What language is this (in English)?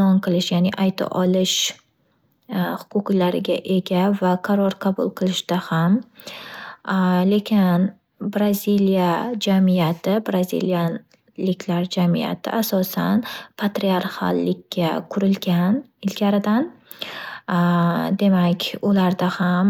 Uzbek